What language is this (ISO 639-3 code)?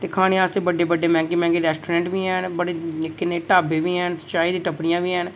doi